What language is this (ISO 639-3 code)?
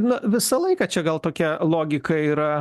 lit